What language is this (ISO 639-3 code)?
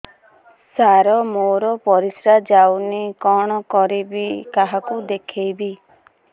ori